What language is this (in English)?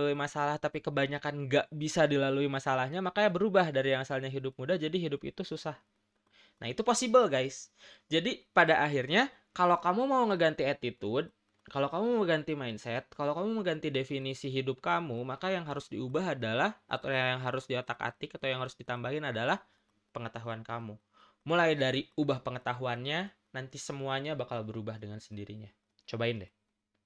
Indonesian